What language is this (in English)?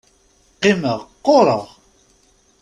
Kabyle